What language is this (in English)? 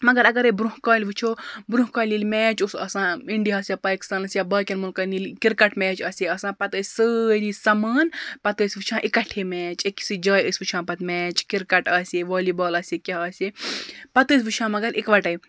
Kashmiri